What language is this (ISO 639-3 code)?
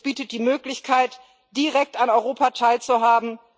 deu